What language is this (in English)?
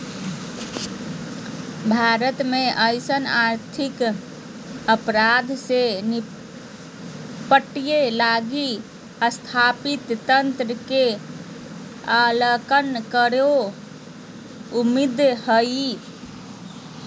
Magahi